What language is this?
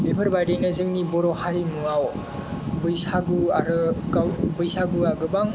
Bodo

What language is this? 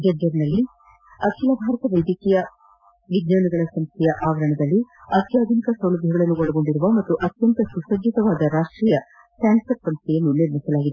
Kannada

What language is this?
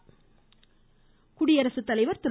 Tamil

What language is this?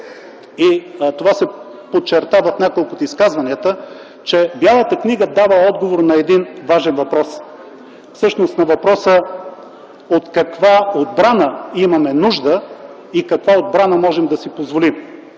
Bulgarian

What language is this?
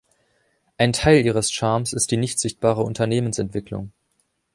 German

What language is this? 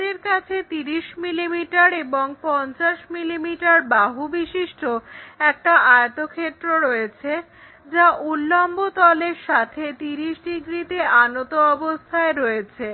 Bangla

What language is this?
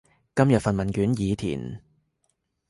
Cantonese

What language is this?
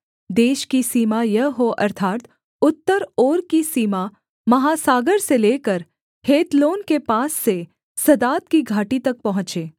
Hindi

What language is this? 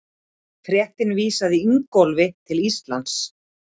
Icelandic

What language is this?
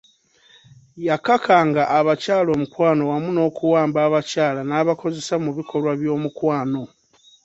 Ganda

